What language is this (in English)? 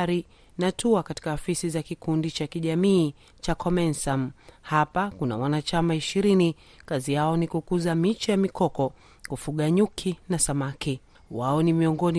Swahili